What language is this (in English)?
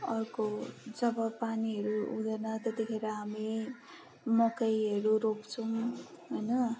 Nepali